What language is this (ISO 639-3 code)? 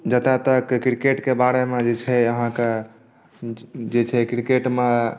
mai